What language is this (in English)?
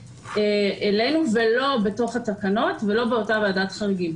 Hebrew